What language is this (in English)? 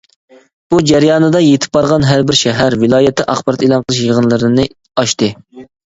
Uyghur